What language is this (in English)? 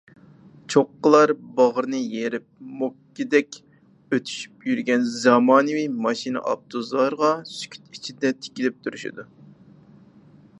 Uyghur